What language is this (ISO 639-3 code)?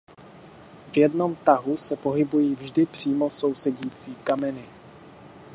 ces